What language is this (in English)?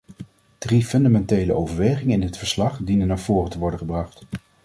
Dutch